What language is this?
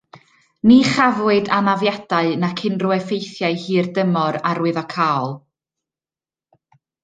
Welsh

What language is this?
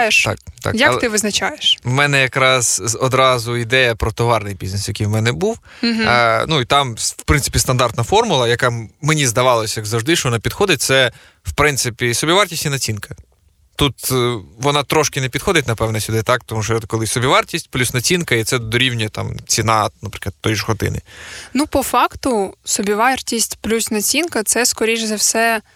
Ukrainian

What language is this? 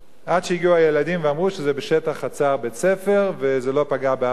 Hebrew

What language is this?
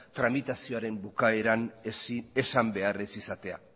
Basque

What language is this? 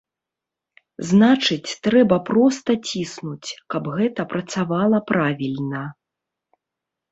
Belarusian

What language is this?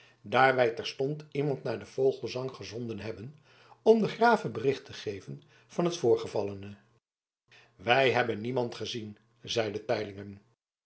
Dutch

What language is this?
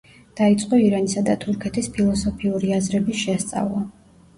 Georgian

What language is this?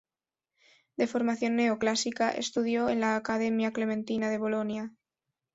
Spanish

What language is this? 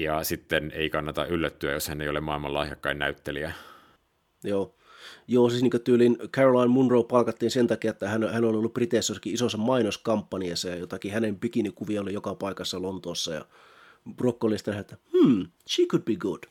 Finnish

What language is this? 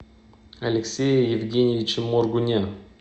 Russian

